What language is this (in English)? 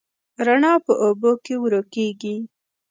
Pashto